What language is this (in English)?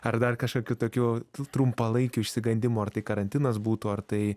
Lithuanian